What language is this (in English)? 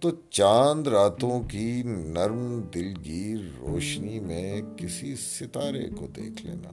Urdu